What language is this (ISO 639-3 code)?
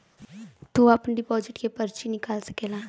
bho